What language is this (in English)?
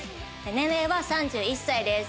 Japanese